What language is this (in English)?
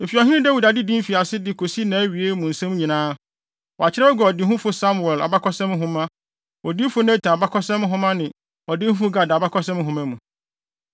Akan